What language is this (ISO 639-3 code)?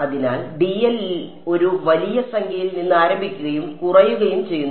mal